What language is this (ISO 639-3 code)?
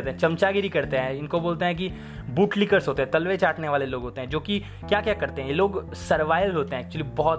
hin